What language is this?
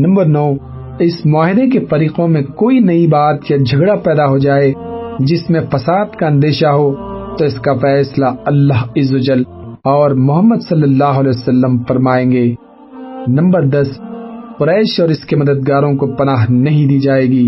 Urdu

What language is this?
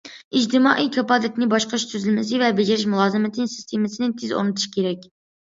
Uyghur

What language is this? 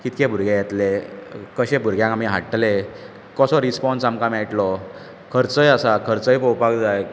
Konkani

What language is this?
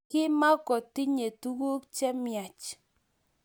Kalenjin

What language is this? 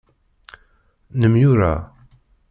Kabyle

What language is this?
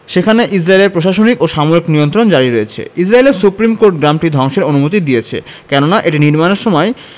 Bangla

